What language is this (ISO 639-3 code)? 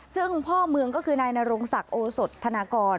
tha